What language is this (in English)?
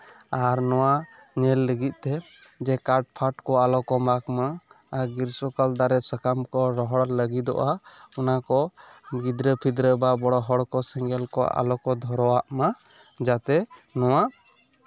Santali